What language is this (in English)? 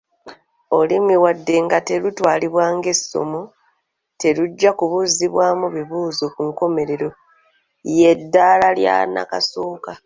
Ganda